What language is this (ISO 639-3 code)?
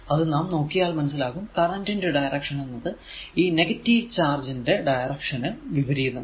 mal